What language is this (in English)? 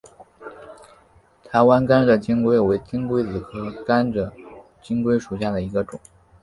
Chinese